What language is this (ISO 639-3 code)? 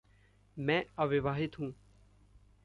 hin